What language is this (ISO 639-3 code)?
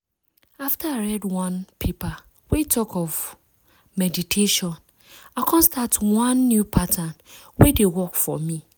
pcm